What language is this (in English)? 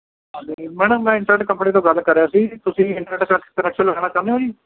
Punjabi